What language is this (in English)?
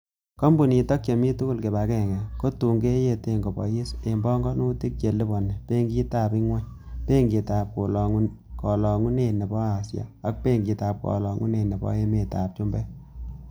Kalenjin